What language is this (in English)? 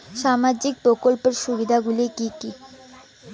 Bangla